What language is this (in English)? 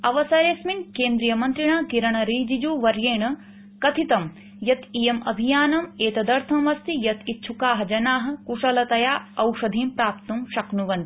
Sanskrit